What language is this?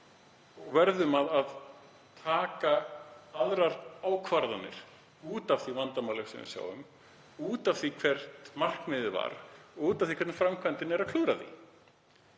Icelandic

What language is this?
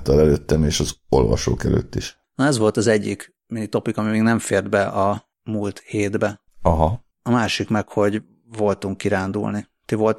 Hungarian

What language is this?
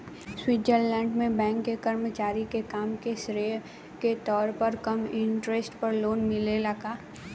Bhojpuri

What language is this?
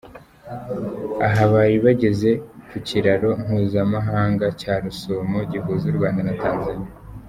Kinyarwanda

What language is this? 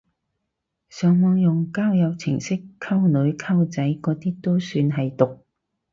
Cantonese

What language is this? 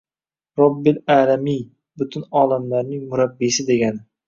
Uzbek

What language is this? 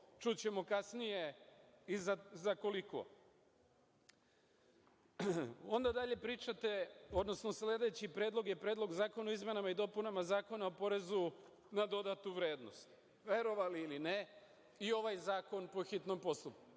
Serbian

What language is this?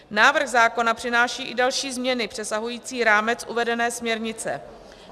Czech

